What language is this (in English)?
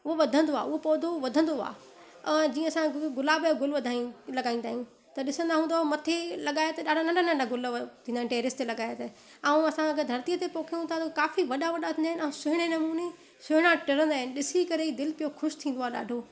Sindhi